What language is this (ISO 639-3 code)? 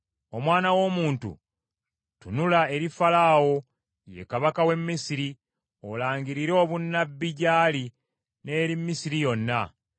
lug